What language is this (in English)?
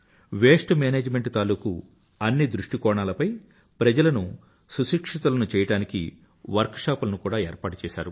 Telugu